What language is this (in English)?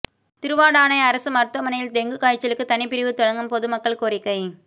Tamil